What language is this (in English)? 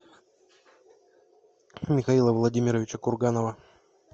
Russian